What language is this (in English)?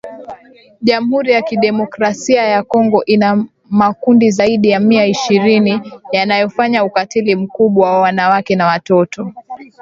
Swahili